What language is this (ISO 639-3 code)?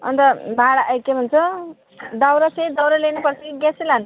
nep